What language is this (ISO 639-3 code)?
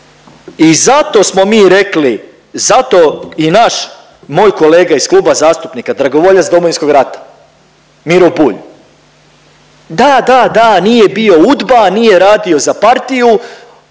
hrv